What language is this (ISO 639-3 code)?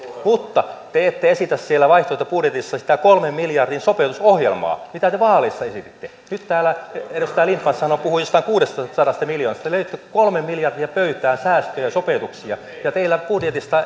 fin